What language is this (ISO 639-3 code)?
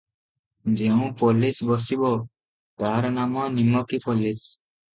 ori